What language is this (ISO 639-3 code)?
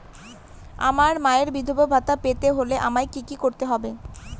ben